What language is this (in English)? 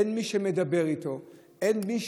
Hebrew